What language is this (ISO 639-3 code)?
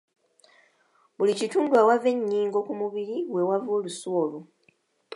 lug